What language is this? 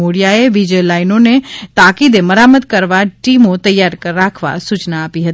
Gujarati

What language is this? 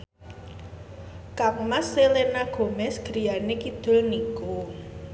Javanese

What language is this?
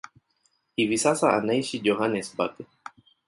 Swahili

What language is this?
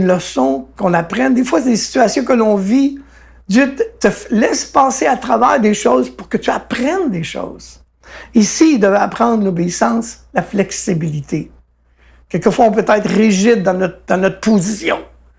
French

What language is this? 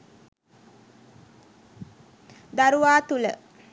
Sinhala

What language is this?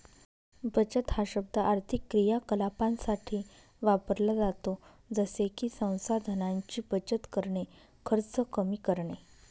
Marathi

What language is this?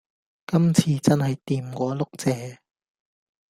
Cantonese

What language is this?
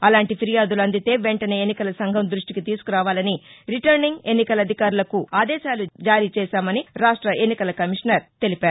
Telugu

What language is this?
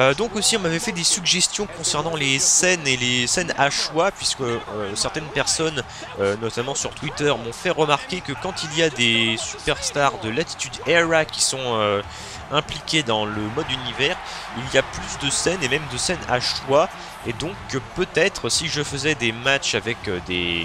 French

